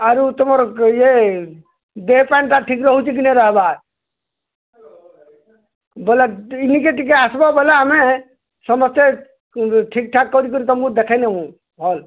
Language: Odia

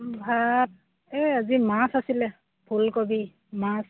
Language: Assamese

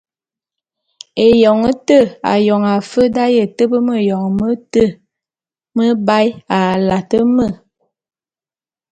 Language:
Bulu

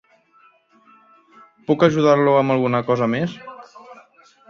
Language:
Catalan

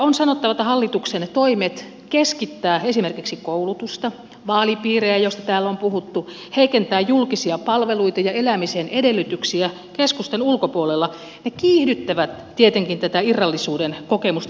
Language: Finnish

